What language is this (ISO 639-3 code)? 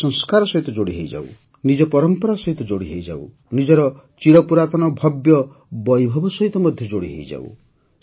ori